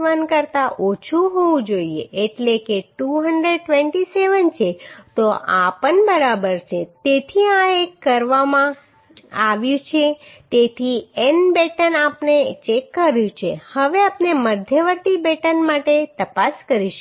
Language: Gujarati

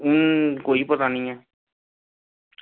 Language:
Dogri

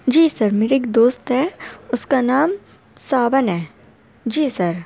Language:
Urdu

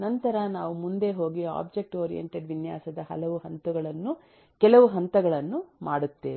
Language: Kannada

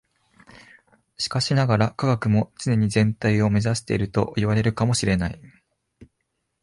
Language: Japanese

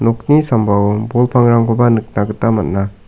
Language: Garo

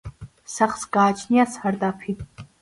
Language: Georgian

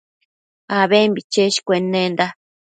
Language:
Matsés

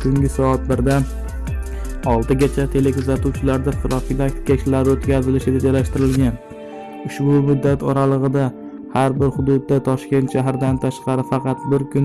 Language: Italian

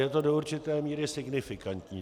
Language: Czech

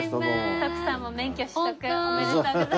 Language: Japanese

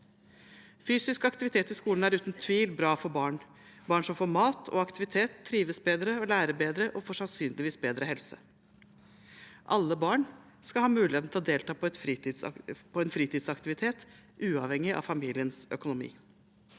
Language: Norwegian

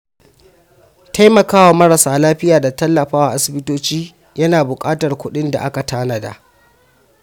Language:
Hausa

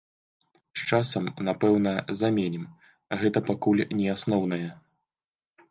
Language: Belarusian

